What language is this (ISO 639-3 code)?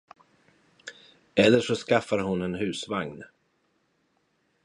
swe